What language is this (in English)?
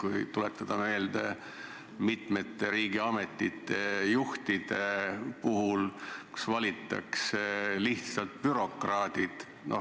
Estonian